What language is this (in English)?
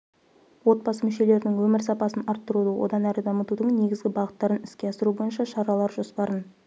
Kazakh